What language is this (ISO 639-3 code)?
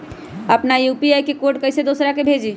mag